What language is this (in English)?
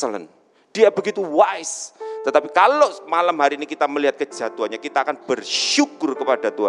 Indonesian